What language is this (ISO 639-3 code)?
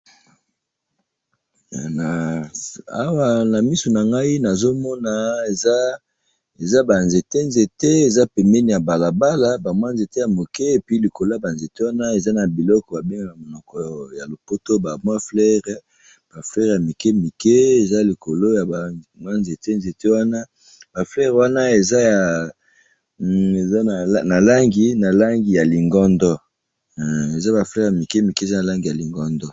lin